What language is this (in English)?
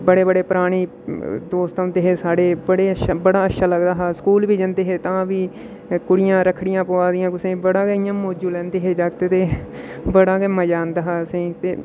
Dogri